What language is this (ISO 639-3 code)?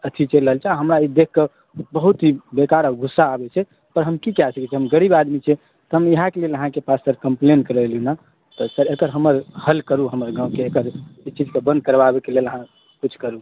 mai